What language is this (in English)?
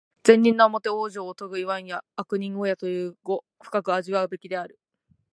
Japanese